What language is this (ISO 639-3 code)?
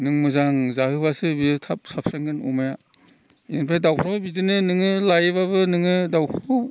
brx